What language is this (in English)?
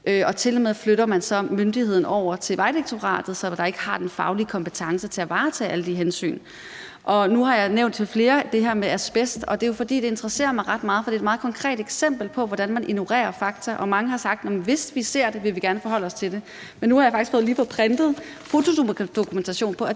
Danish